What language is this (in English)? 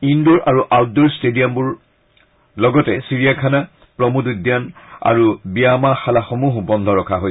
Assamese